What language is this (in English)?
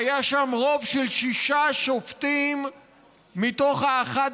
Hebrew